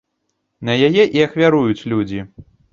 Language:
Belarusian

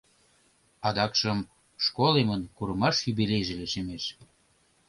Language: Mari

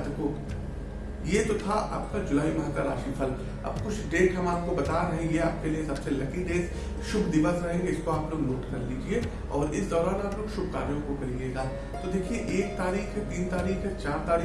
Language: Hindi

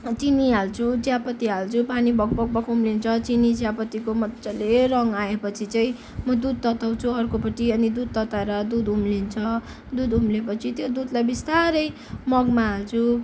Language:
Nepali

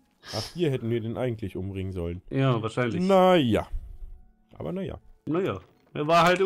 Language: German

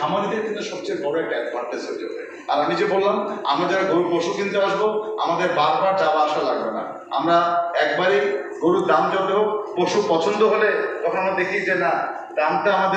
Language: Romanian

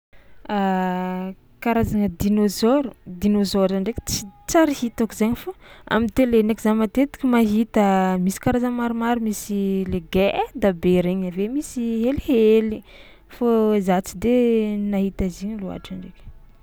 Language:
Tsimihety Malagasy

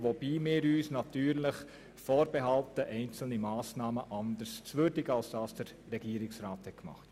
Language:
Swiss German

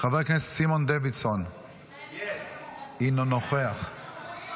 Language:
Hebrew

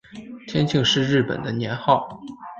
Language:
Chinese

